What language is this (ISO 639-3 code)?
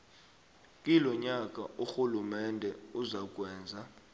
nbl